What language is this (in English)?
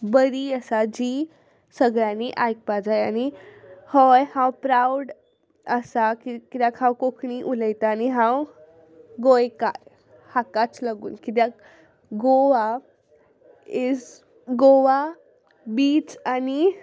Konkani